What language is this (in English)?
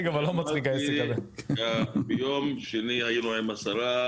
Hebrew